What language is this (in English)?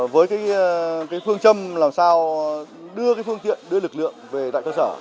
Vietnamese